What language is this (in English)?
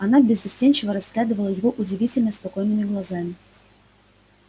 Russian